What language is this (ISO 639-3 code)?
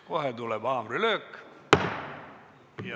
est